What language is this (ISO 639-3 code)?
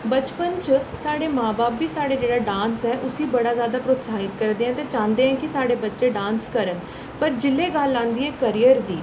doi